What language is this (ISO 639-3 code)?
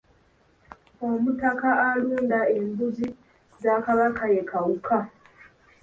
lug